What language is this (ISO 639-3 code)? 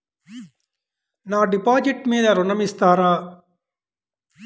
tel